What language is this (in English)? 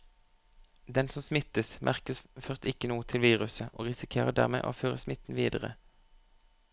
Norwegian